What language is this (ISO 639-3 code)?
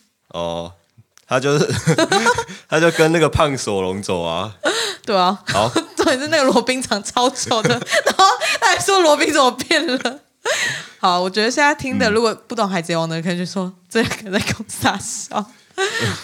zho